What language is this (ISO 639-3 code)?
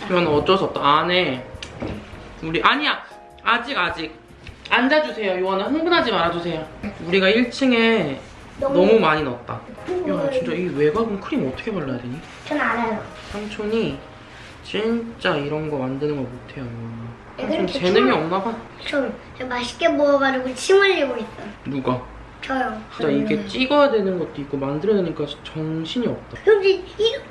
kor